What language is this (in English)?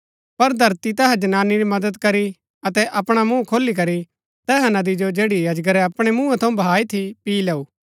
Gaddi